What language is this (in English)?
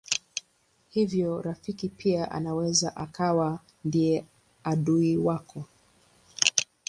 Swahili